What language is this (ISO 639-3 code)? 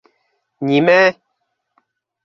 bak